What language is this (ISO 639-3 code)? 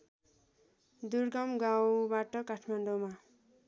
nep